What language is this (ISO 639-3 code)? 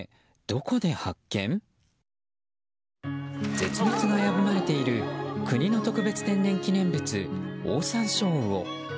jpn